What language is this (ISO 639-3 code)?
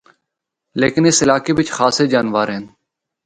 hno